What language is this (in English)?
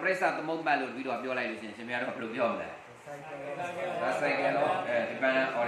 Vietnamese